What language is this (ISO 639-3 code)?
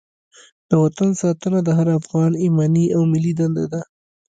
pus